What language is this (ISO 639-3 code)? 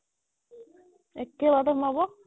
asm